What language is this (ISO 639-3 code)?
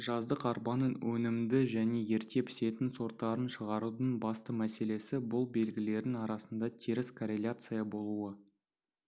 kaz